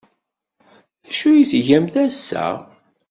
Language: Kabyle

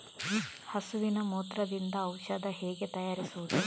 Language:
Kannada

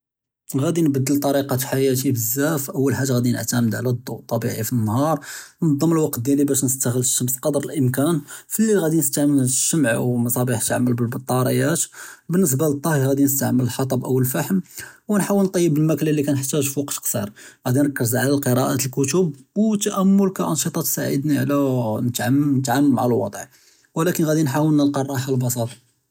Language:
Judeo-Arabic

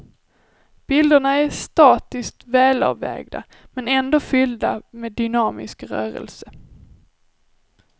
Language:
Swedish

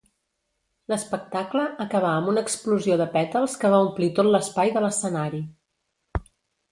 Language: Catalan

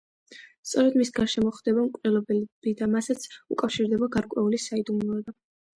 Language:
Georgian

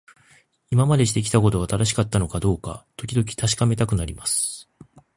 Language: Japanese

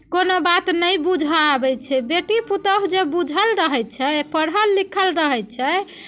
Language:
Maithili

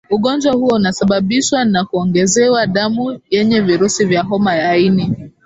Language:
Swahili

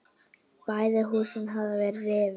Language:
Icelandic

